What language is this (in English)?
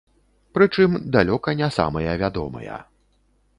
Belarusian